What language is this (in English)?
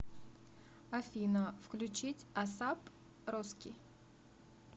Russian